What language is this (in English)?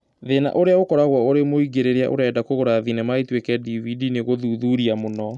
Kikuyu